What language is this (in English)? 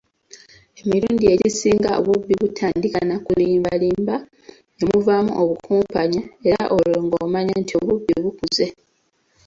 Ganda